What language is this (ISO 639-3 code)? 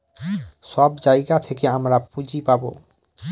ben